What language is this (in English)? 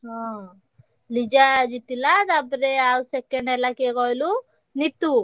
Odia